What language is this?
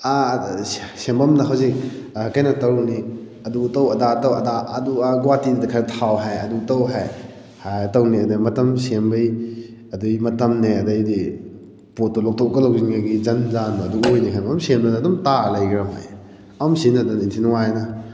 Manipuri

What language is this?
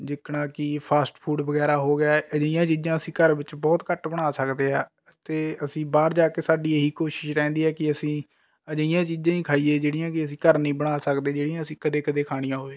Punjabi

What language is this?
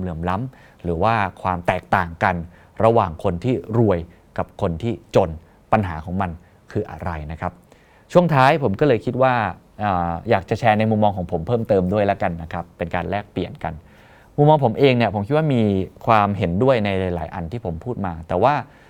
Thai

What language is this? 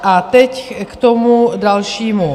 Czech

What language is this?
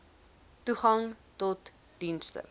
Afrikaans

